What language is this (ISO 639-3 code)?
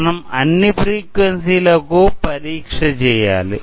tel